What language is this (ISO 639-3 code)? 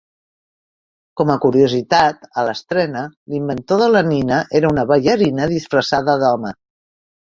cat